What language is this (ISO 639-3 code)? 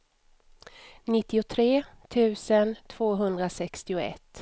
swe